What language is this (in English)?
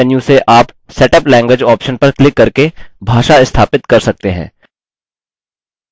Hindi